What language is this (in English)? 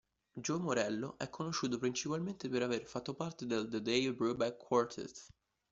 Italian